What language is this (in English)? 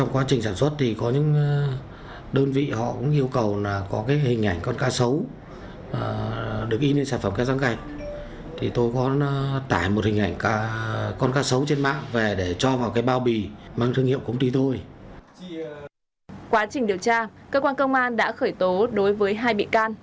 Vietnamese